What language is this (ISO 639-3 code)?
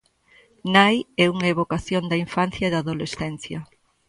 glg